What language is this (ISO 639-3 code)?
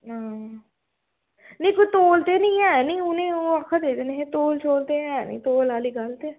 doi